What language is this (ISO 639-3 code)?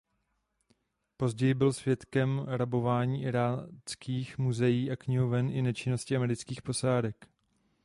ces